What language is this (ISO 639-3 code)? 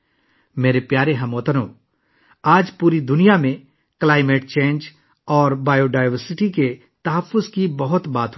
urd